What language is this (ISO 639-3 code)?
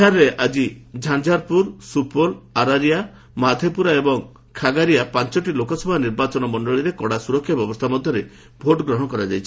ori